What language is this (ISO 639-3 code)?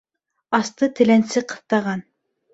bak